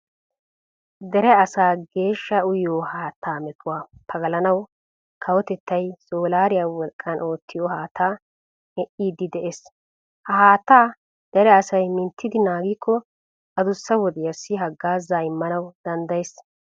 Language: Wolaytta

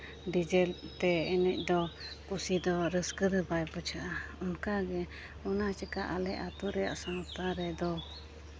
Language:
Santali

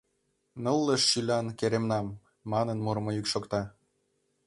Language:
Mari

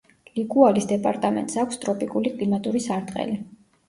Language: Georgian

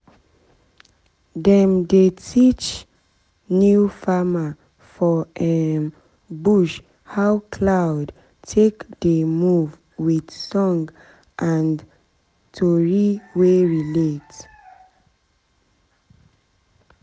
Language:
Nigerian Pidgin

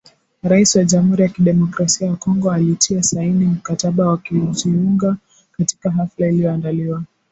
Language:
Swahili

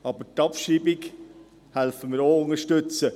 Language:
Swiss German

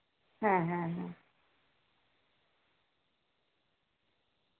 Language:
Santali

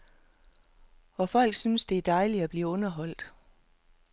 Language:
Danish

